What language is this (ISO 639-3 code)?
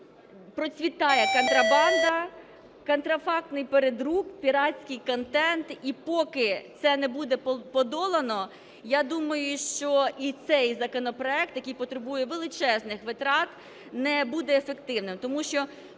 ukr